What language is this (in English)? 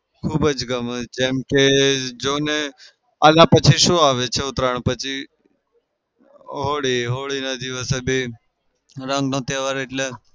Gujarati